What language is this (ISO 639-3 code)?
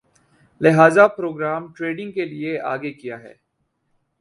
urd